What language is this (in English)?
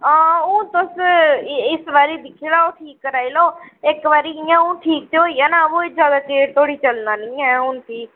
Dogri